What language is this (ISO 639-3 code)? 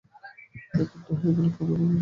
ben